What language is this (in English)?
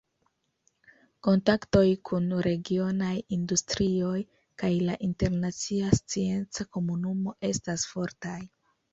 Esperanto